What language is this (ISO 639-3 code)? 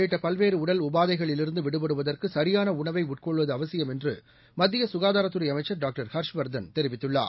tam